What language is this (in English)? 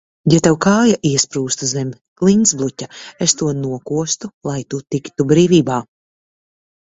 Latvian